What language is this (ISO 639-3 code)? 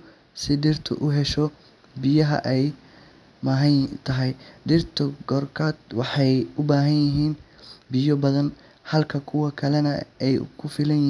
som